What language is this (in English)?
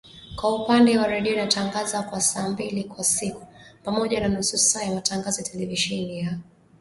Swahili